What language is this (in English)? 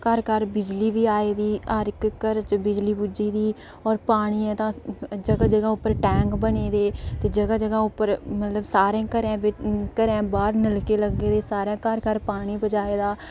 Dogri